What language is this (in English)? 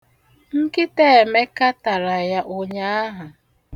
Igbo